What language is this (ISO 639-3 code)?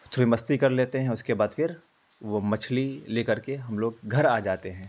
urd